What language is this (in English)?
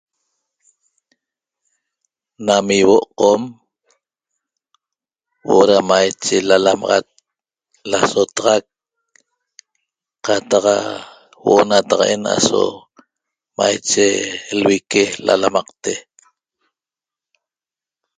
Toba